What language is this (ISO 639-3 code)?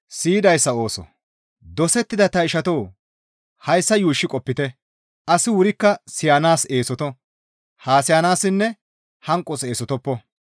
gmv